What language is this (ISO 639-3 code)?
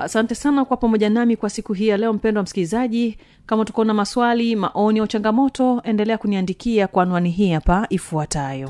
swa